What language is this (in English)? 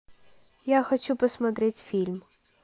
Russian